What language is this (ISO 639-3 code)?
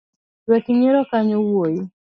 luo